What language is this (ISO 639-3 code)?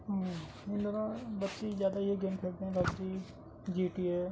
urd